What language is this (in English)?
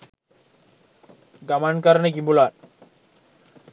Sinhala